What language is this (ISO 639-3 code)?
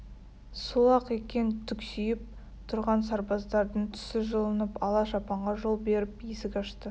kaz